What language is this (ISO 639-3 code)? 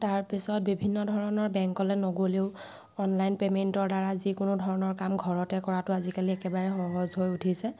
asm